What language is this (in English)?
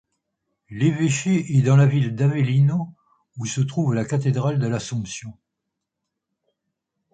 French